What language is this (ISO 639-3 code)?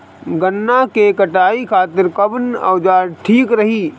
bho